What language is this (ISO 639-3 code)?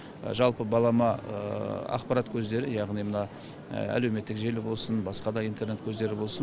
kaz